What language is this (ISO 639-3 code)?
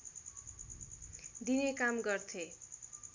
nep